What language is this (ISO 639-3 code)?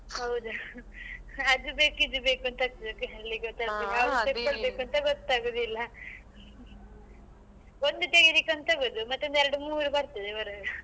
kan